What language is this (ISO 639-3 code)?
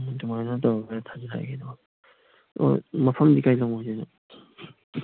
mni